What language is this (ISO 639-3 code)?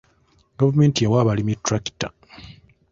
lug